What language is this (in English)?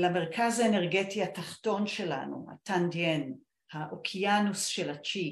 Hebrew